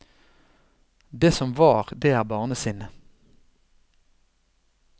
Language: Norwegian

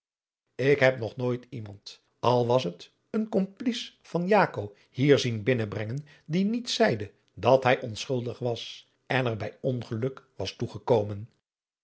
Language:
Dutch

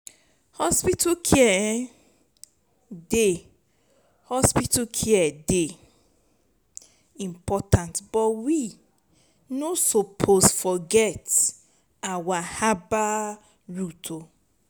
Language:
Nigerian Pidgin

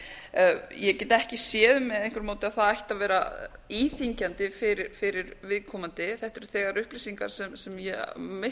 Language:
Icelandic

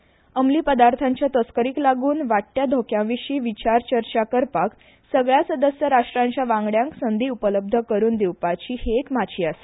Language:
Konkani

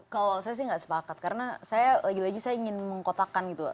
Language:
Indonesian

